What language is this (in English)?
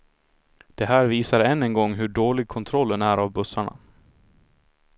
Swedish